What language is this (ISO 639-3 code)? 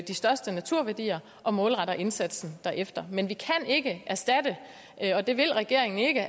dan